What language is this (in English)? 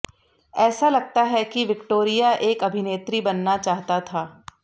Hindi